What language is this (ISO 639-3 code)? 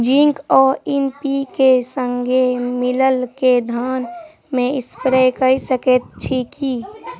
mai